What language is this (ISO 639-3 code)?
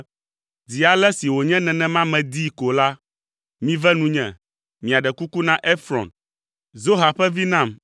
ewe